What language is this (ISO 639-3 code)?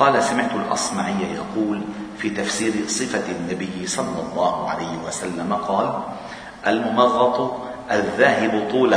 ara